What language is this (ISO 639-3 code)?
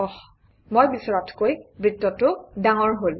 asm